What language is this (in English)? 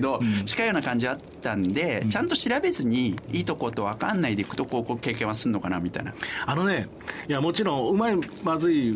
Japanese